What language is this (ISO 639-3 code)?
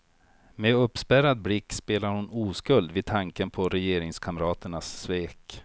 swe